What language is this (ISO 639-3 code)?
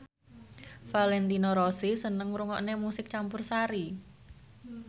jav